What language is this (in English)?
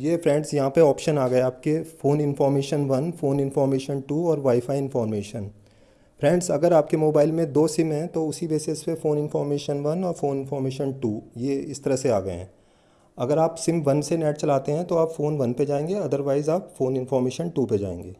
Hindi